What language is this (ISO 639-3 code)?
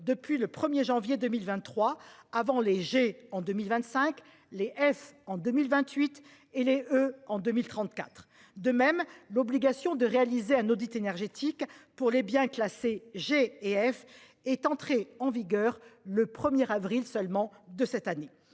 fra